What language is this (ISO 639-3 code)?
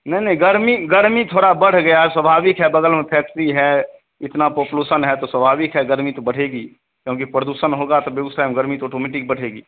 hin